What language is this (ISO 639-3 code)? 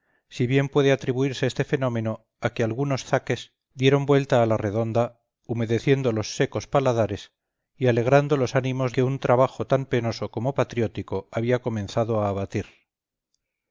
spa